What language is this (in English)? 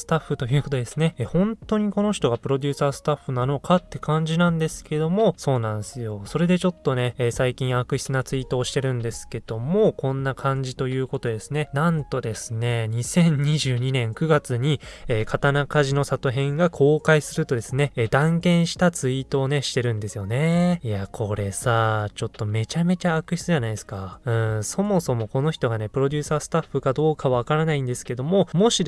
Japanese